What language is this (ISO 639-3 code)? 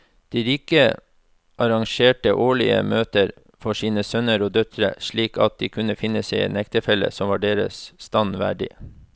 nor